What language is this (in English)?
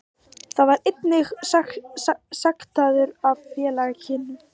Icelandic